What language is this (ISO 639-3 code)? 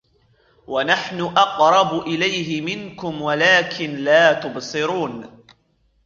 ara